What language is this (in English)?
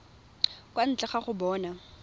Tswana